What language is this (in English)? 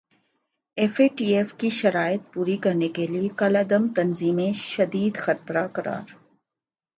Urdu